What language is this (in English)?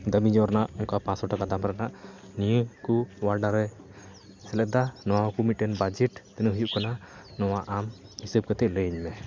Santali